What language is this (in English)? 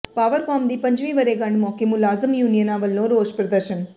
Punjabi